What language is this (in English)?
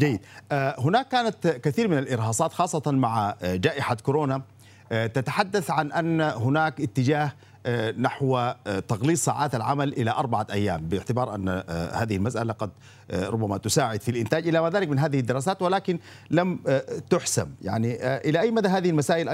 Arabic